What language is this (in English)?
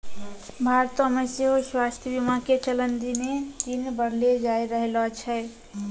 Maithili